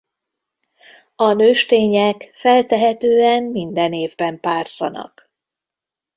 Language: Hungarian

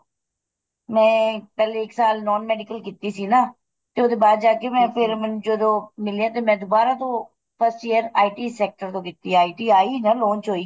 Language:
Punjabi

